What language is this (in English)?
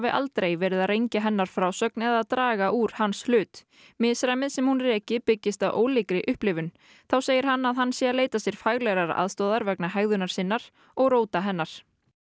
Icelandic